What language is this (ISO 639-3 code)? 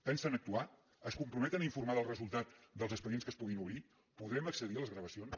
cat